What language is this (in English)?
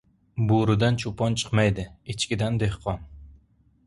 Uzbek